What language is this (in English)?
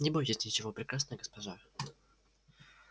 Russian